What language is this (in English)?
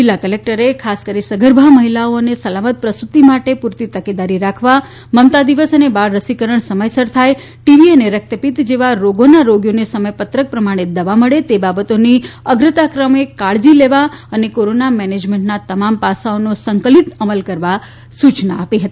Gujarati